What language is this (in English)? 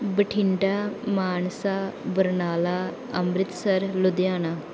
Punjabi